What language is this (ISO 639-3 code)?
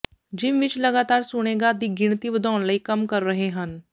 pan